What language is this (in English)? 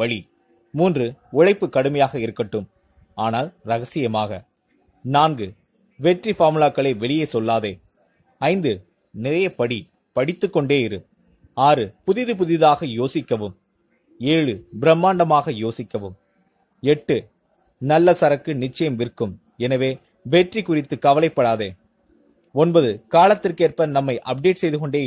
Norwegian